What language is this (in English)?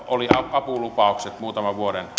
Finnish